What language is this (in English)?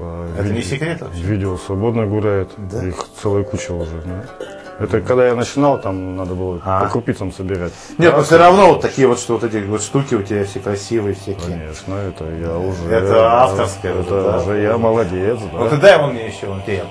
Russian